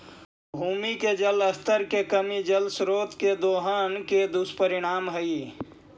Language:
Magahi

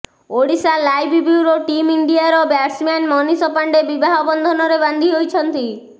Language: Odia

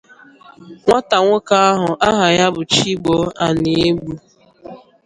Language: Igbo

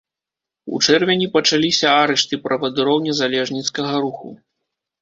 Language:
Belarusian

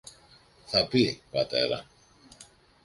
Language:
Greek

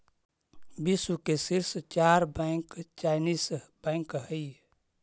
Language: Magahi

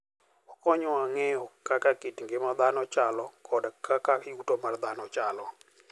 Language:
Luo (Kenya and Tanzania)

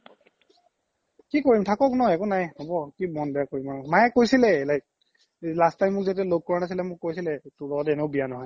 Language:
Assamese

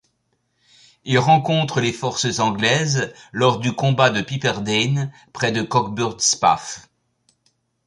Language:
French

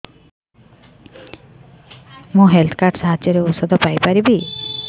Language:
Odia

